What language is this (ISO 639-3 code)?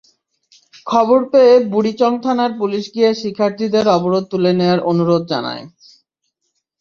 ben